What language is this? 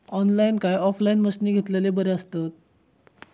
Marathi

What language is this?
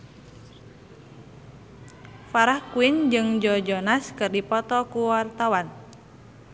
Sundanese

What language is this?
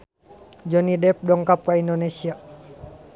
Sundanese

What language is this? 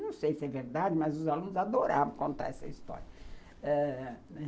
Portuguese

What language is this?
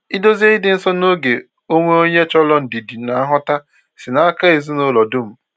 Igbo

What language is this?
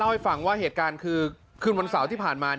Thai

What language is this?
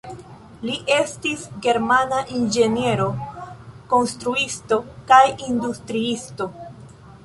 Esperanto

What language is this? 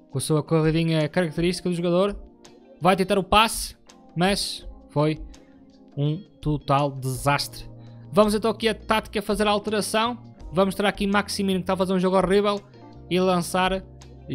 Portuguese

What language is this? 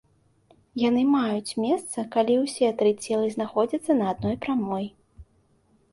Belarusian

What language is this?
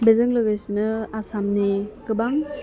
Bodo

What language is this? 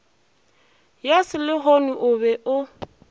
Northern Sotho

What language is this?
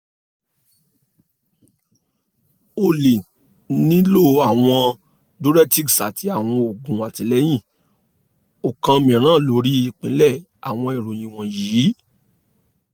Yoruba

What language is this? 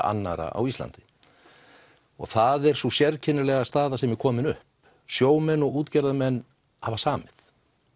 Icelandic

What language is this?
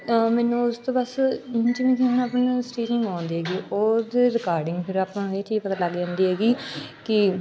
Punjabi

